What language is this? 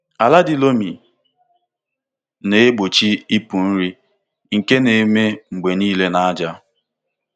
Igbo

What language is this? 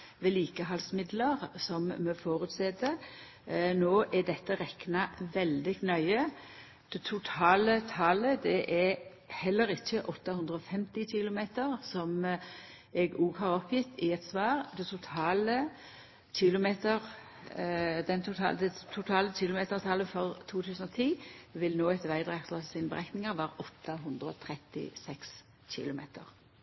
Norwegian Nynorsk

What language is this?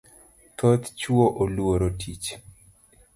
Luo (Kenya and Tanzania)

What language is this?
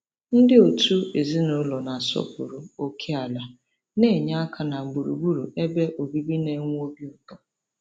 Igbo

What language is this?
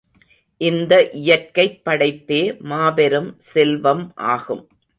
Tamil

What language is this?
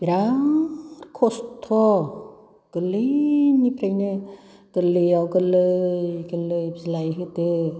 Bodo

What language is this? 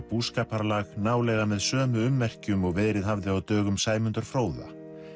Icelandic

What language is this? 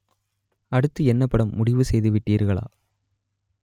Tamil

